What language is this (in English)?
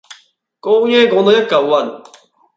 Cantonese